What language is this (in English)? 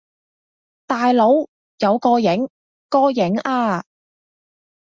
Cantonese